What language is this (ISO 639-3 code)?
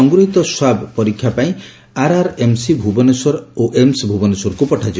ori